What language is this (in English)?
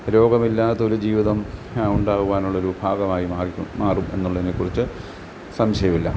Malayalam